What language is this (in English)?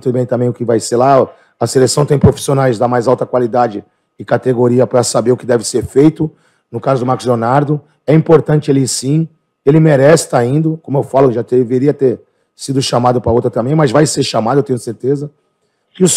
Portuguese